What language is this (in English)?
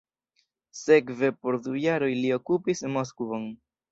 Esperanto